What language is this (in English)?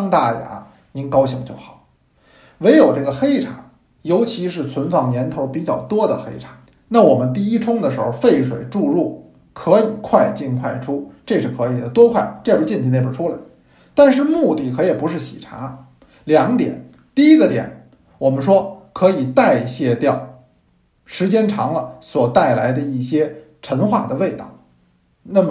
Chinese